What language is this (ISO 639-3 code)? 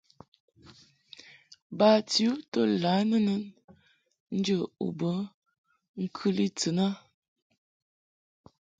mhk